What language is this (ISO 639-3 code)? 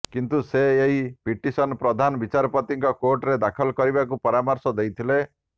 ori